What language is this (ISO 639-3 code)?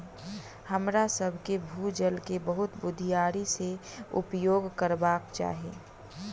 mai